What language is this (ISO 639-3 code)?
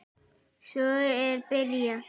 isl